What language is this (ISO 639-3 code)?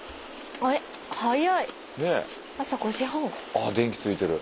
jpn